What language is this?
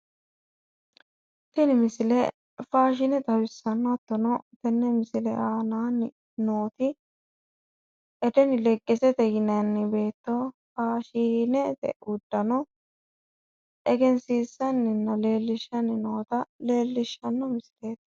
Sidamo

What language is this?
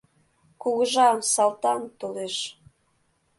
Mari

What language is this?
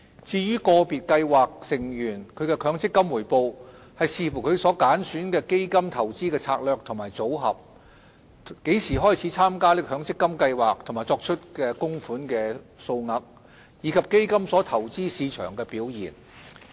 Cantonese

